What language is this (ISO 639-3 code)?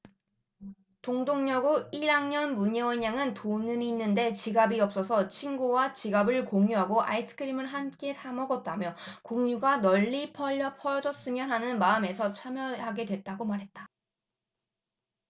kor